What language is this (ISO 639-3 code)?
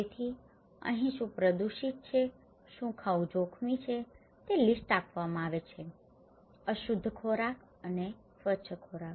guj